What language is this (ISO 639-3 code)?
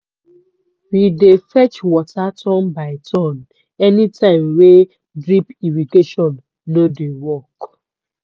pcm